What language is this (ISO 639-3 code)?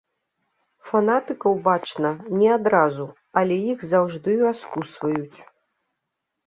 bel